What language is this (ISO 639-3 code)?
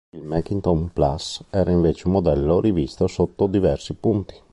ita